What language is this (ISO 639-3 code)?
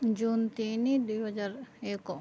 ori